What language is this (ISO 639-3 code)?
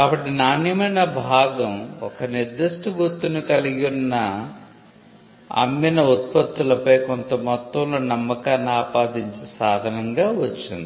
tel